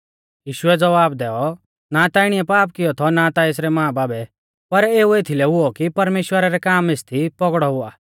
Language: Mahasu Pahari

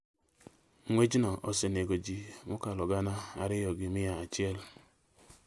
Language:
Luo (Kenya and Tanzania)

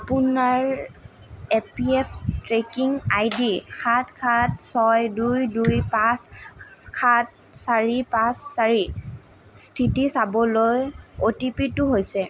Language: Assamese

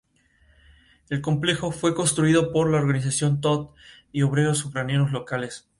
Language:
Spanish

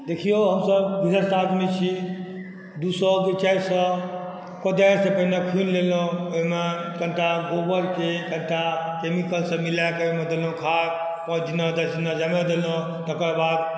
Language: Maithili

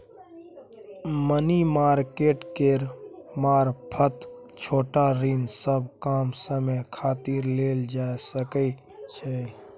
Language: Maithili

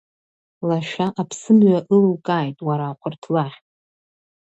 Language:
Abkhazian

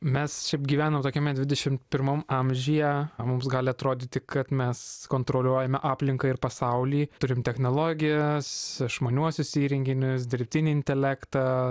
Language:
Lithuanian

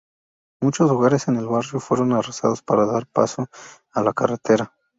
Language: Spanish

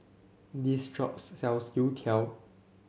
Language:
English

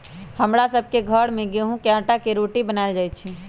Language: Magahi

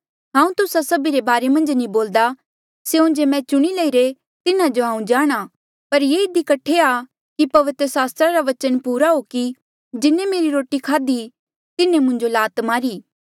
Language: Mandeali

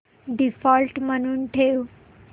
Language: Marathi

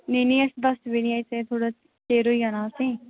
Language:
Dogri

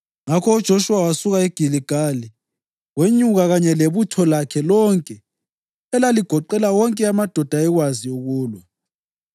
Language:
North Ndebele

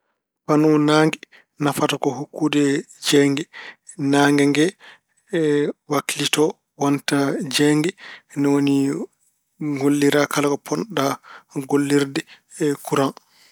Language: Fula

